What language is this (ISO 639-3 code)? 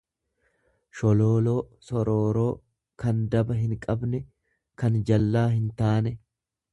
orm